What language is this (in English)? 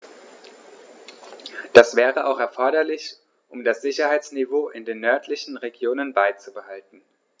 German